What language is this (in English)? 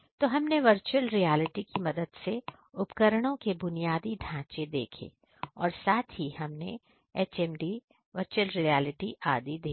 Hindi